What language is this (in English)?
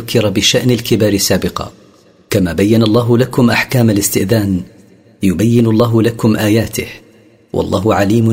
Arabic